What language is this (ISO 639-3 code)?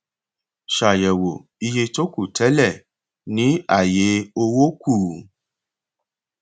yor